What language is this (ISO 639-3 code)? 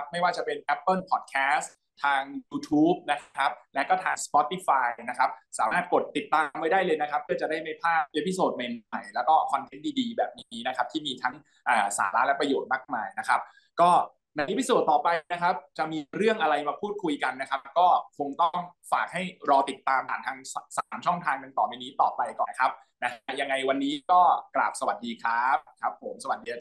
tha